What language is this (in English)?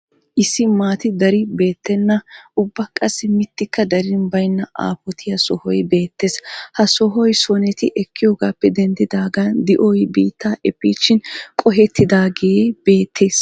Wolaytta